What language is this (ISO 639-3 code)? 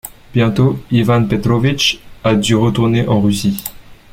fra